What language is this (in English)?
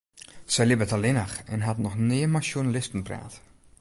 Western Frisian